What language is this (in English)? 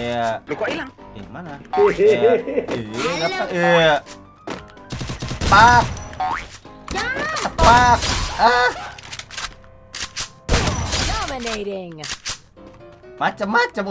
Indonesian